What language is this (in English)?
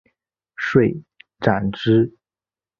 Chinese